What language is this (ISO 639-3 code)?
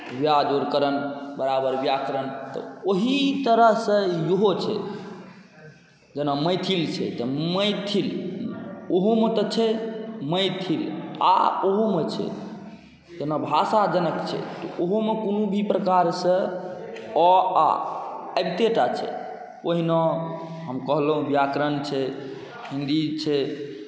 mai